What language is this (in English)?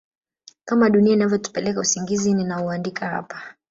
Swahili